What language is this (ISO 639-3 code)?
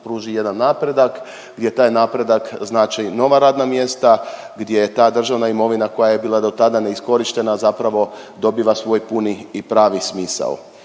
hrv